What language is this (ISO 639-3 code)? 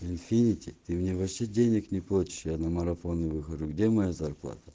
rus